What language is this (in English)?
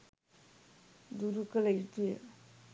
Sinhala